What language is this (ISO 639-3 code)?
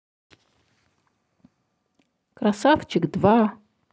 rus